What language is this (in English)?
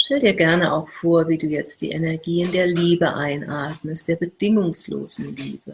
German